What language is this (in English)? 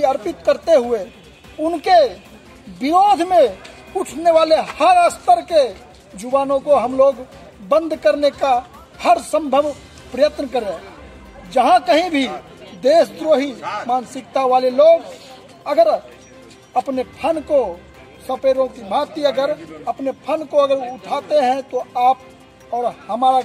Hindi